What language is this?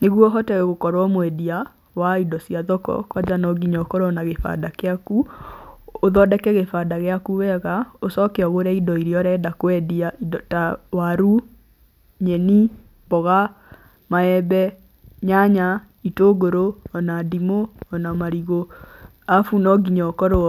Kikuyu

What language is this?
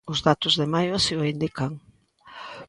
Galician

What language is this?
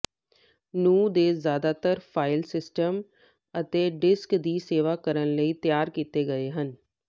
Punjabi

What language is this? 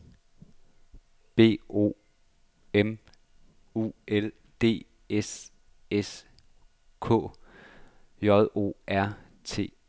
Danish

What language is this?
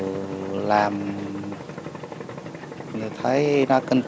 Vietnamese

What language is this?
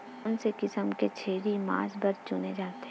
Chhattisgarhi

